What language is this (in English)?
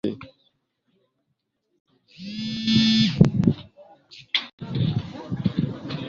Swahili